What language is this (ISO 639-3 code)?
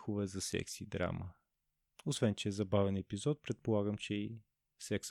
bul